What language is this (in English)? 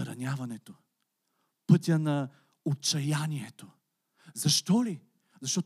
Bulgarian